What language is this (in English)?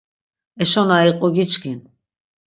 Laz